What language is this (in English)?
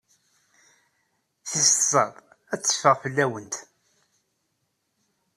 Kabyle